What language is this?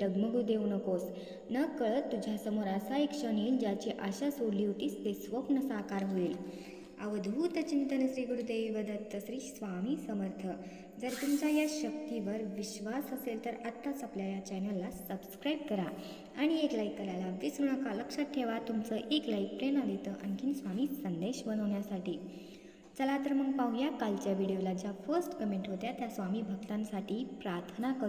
Marathi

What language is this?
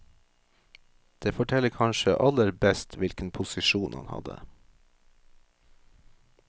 Norwegian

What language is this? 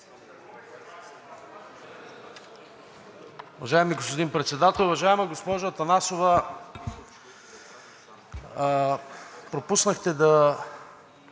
Bulgarian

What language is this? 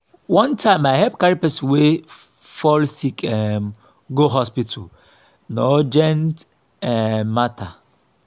Nigerian Pidgin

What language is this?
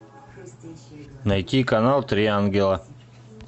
Russian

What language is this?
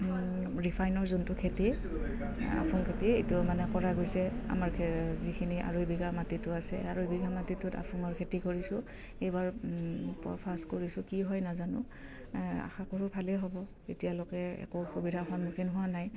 Assamese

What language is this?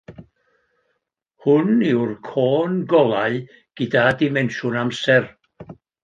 Welsh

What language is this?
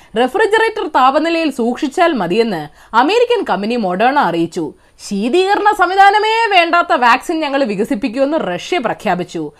Malayalam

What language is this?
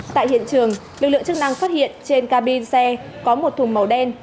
Vietnamese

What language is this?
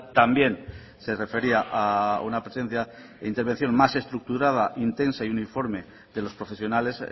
Spanish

